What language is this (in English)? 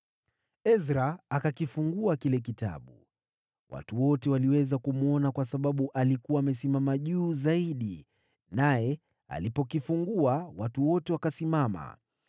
Swahili